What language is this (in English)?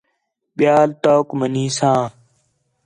Khetrani